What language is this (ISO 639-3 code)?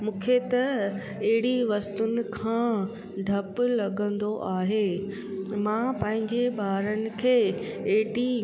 snd